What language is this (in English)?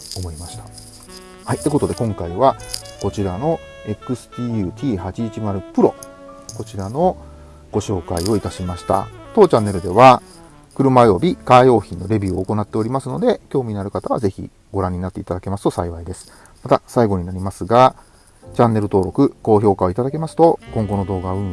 Japanese